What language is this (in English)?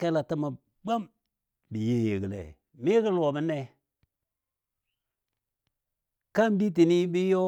Dadiya